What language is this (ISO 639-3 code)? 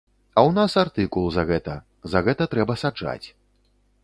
bel